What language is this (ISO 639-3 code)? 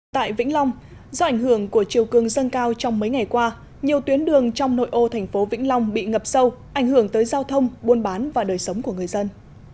vie